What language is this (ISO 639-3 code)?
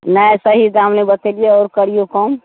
mai